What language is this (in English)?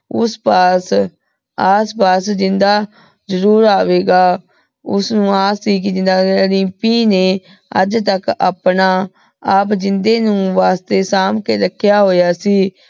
Punjabi